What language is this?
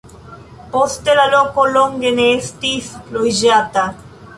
Esperanto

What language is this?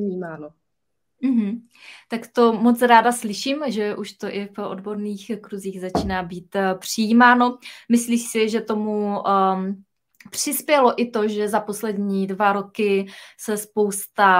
Czech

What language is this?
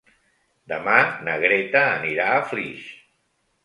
Catalan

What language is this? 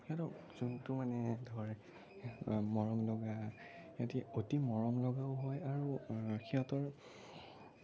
Assamese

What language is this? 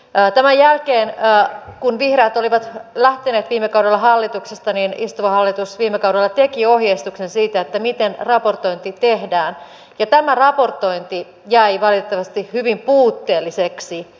Finnish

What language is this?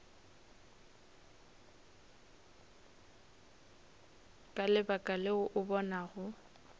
Northern Sotho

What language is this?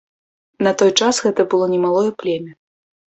Belarusian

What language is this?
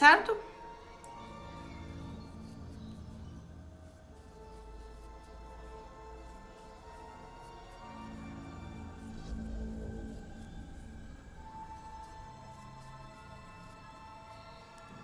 Portuguese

